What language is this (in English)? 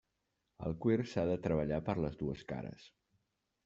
Catalan